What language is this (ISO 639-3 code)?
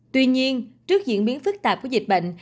vie